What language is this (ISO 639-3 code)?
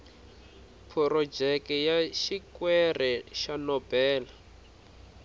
tso